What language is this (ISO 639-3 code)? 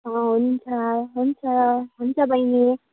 nep